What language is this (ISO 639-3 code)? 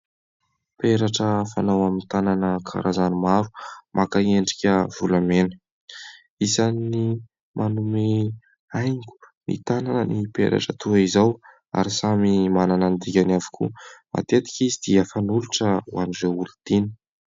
mlg